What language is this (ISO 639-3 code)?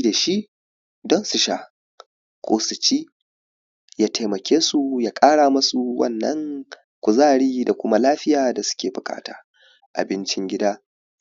hau